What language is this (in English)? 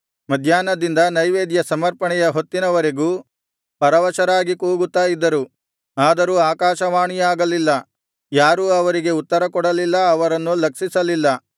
Kannada